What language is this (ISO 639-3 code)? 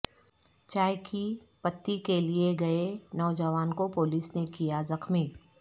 urd